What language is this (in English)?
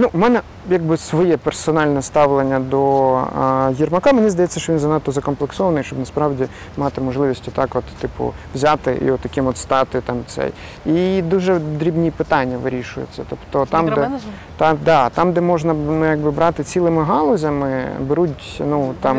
Ukrainian